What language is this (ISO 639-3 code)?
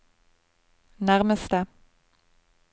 nor